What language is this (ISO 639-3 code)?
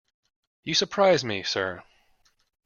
eng